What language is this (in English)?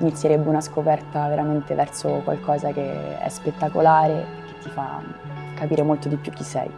Italian